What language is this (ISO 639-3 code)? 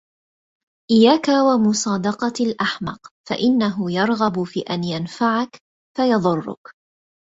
ara